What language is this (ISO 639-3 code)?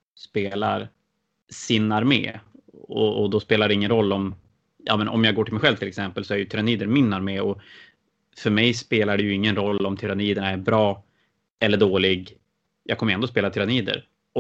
swe